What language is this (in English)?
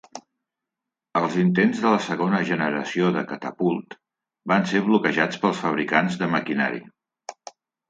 Catalan